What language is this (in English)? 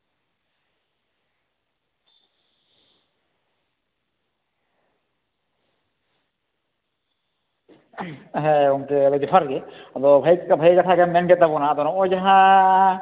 Santali